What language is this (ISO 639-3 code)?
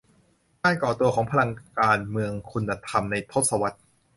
tha